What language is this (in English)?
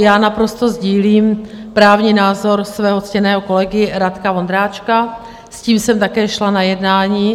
Czech